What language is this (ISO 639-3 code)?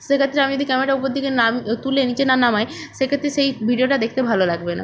ben